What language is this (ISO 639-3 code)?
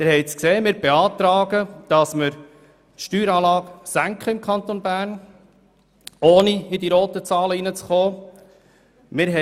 gsw